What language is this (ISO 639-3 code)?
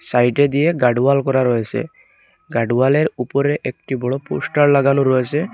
ben